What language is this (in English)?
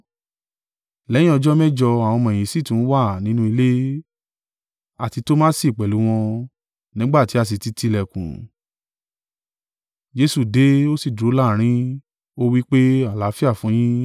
Yoruba